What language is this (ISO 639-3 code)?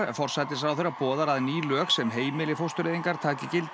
isl